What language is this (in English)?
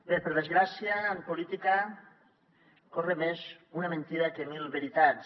Catalan